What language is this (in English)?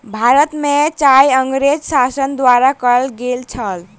Maithili